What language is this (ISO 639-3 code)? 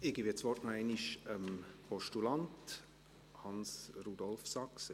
gsw